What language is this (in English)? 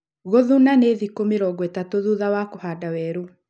Kikuyu